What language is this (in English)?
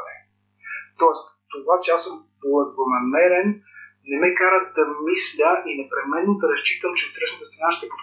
Bulgarian